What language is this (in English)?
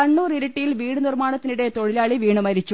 Malayalam